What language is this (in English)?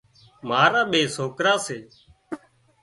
Wadiyara Koli